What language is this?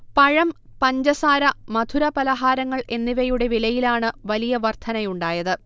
Malayalam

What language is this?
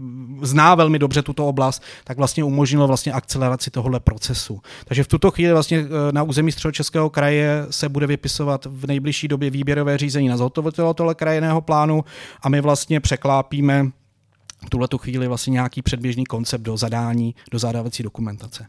Czech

